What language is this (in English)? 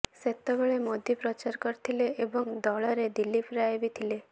Odia